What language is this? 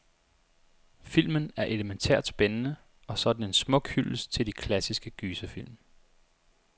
Danish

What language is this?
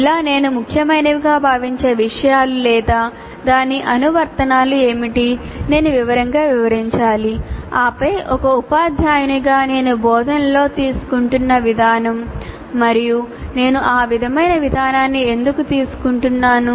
Telugu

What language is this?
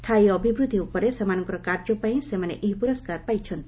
Odia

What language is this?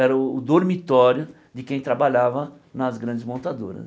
Portuguese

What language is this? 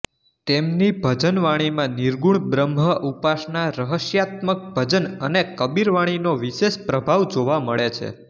Gujarati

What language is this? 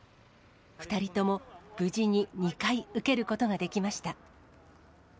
Japanese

